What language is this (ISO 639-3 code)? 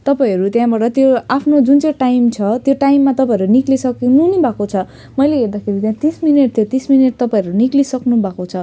nep